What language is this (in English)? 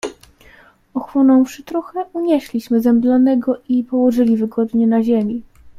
Polish